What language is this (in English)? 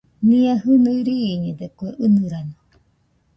Nüpode Huitoto